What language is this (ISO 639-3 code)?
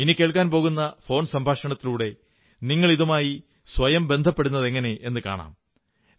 mal